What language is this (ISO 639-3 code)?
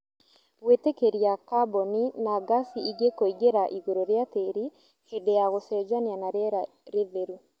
kik